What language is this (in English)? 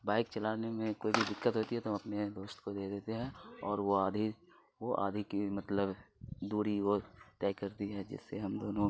Urdu